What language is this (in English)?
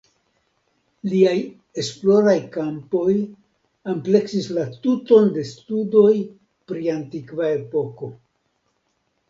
Esperanto